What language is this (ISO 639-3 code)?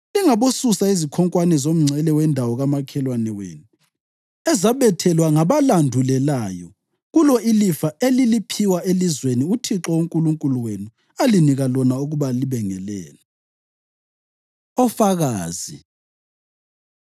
nde